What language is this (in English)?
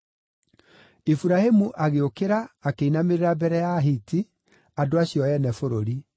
Kikuyu